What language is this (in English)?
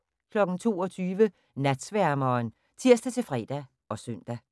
Danish